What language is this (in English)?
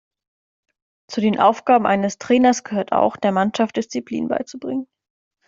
German